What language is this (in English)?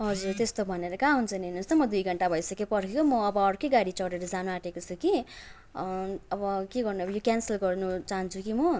Nepali